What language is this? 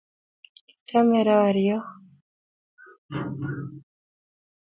Kalenjin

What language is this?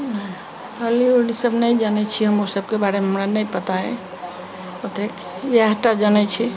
Maithili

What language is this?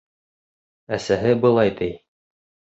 Bashkir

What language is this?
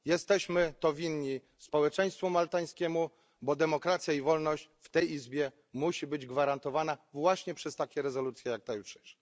Polish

